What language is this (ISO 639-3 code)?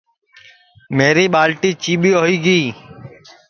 ssi